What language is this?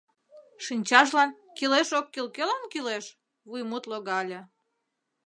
Mari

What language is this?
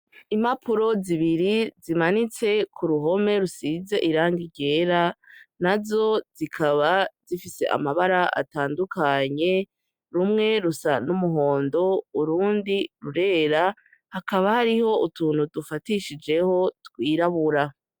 Rundi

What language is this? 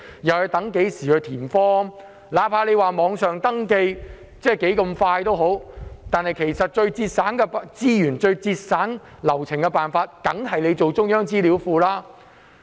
Cantonese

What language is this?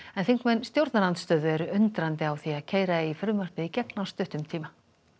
Icelandic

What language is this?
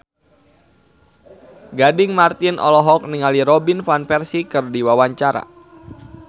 Sundanese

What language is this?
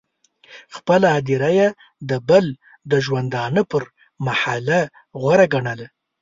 Pashto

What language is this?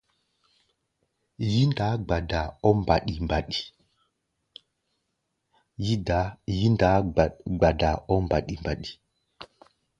Gbaya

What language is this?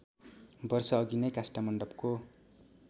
Nepali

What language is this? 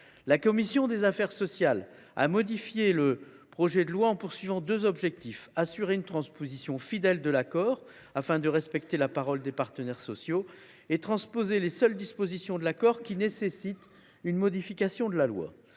French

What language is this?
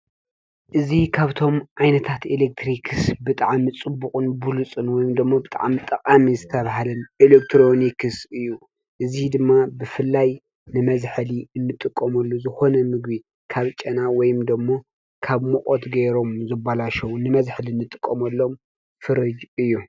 Tigrinya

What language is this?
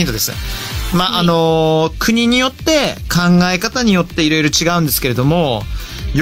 Japanese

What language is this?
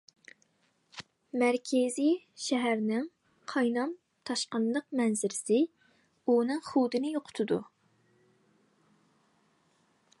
Uyghur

